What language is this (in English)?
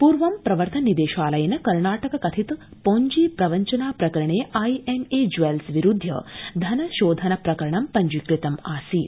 Sanskrit